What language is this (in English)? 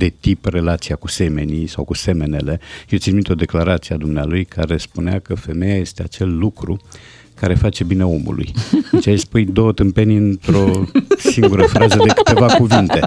Romanian